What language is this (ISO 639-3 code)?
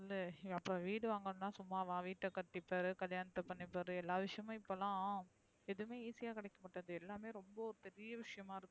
tam